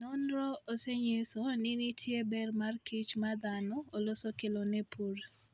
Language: Luo (Kenya and Tanzania)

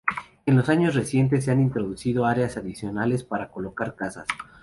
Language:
Spanish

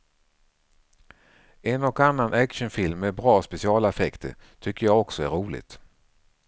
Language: Swedish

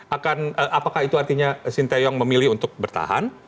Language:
Indonesian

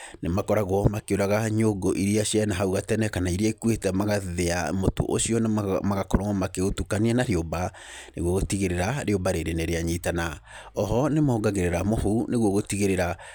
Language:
Kikuyu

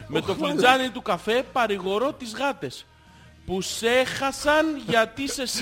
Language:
Greek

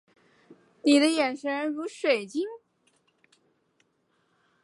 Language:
Chinese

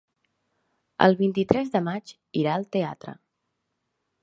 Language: Catalan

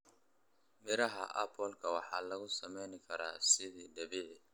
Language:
Somali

